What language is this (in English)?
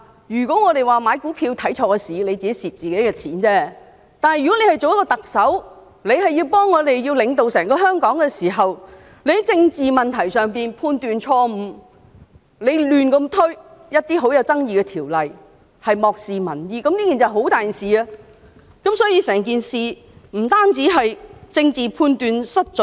Cantonese